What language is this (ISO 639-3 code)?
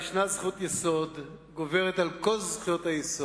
heb